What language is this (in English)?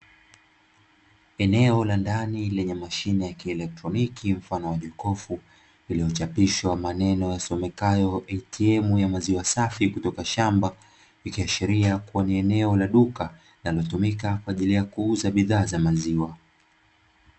Swahili